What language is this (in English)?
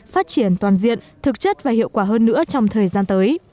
Vietnamese